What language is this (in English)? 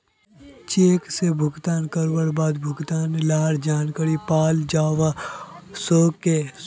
Magahi